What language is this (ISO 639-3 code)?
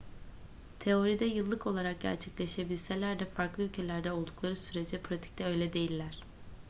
tur